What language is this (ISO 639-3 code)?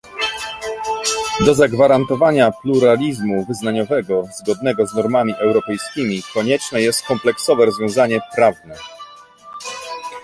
pol